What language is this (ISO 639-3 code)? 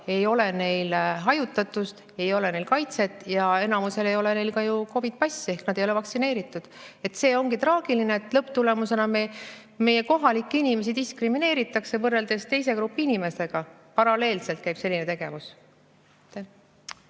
est